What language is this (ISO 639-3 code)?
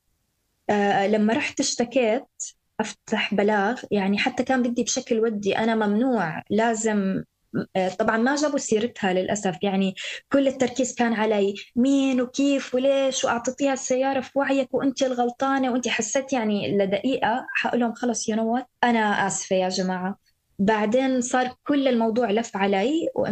ara